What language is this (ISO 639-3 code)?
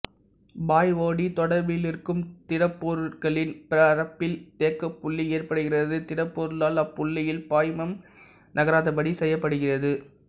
tam